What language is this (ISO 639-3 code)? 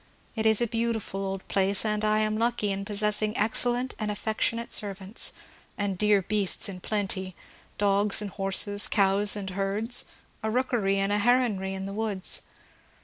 eng